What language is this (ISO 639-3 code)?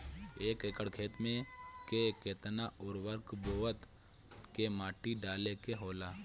bho